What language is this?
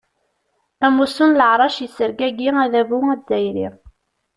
Kabyle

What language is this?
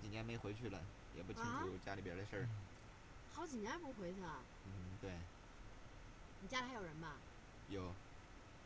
Chinese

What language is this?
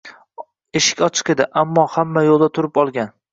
Uzbek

